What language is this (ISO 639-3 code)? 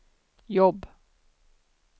swe